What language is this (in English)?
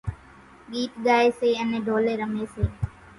Kachi Koli